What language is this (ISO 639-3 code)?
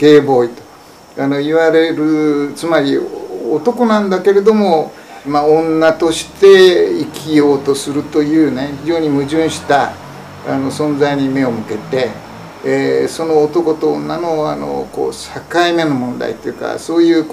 jpn